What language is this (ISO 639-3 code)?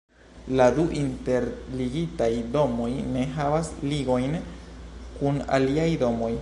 epo